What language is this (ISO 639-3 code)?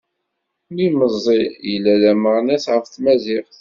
kab